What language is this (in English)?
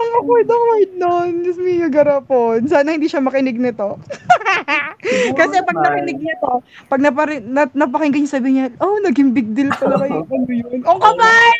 Filipino